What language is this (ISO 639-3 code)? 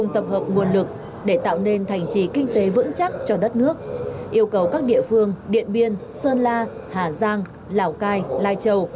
vie